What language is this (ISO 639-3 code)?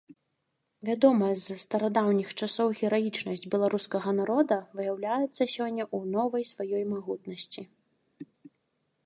bel